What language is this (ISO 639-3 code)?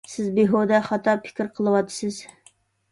uig